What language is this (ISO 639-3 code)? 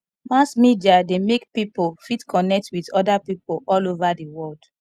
pcm